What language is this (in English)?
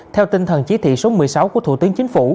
Vietnamese